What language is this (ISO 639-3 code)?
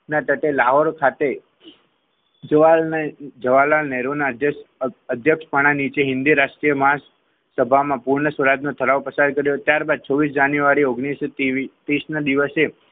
guj